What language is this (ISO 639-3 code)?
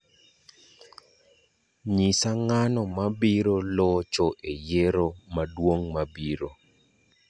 luo